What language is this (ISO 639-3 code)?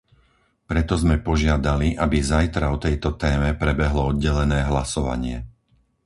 slk